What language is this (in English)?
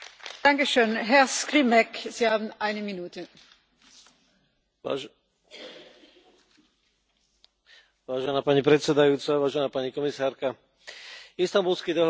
Slovak